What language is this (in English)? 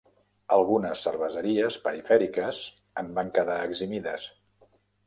Catalan